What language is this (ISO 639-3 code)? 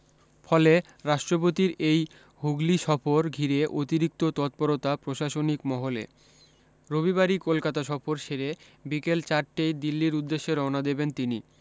ben